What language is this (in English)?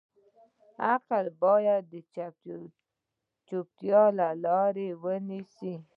Pashto